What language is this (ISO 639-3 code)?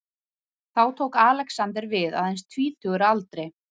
isl